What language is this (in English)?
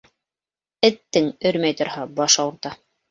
Bashkir